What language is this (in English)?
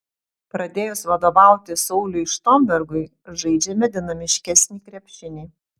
Lithuanian